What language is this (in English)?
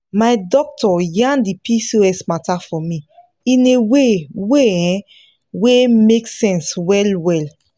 Nigerian Pidgin